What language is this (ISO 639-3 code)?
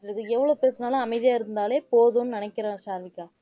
tam